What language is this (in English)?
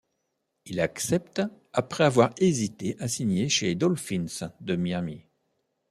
French